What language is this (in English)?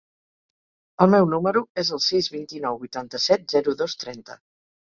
Catalan